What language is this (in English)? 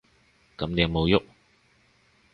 Cantonese